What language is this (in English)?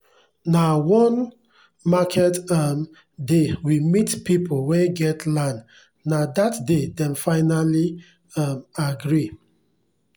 Nigerian Pidgin